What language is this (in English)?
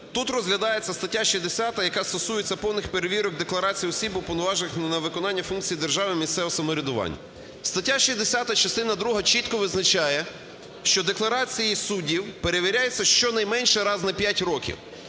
Ukrainian